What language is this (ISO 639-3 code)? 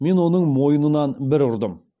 kaz